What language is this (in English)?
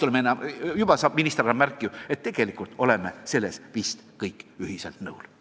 Estonian